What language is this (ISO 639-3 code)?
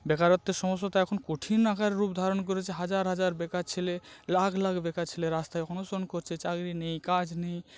ben